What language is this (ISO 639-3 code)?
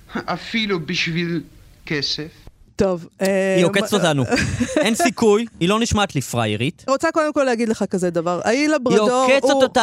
heb